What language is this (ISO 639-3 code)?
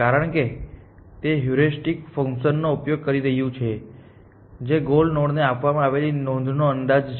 guj